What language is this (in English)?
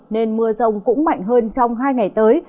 Vietnamese